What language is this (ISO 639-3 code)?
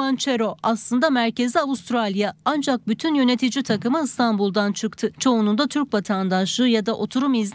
tur